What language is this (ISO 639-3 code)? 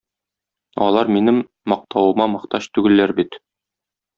tat